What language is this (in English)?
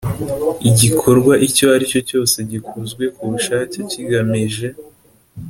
Kinyarwanda